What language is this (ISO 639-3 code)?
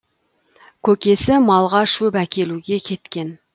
kaz